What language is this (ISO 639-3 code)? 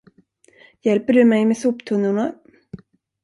swe